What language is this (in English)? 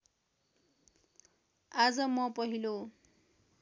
Nepali